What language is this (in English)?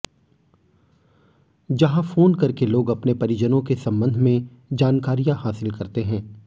Hindi